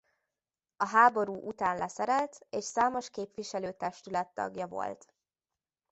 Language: Hungarian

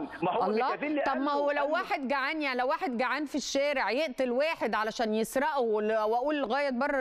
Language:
Arabic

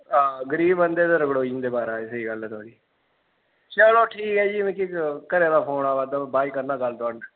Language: Dogri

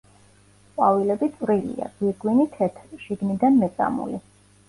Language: Georgian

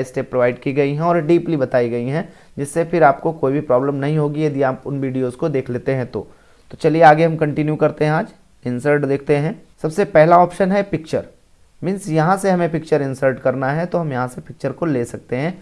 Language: Hindi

